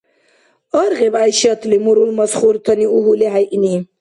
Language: Dargwa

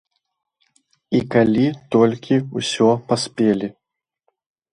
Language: Belarusian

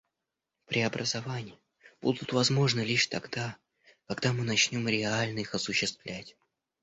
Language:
Russian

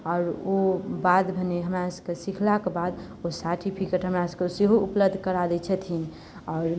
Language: Maithili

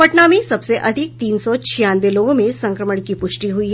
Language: Hindi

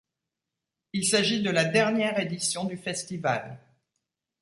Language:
French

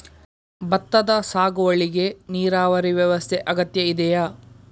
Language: Kannada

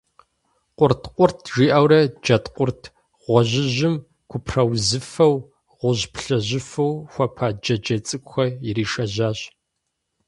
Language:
Kabardian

